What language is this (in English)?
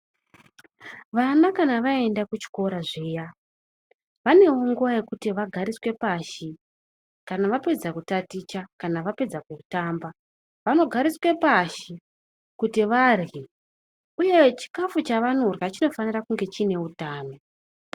Ndau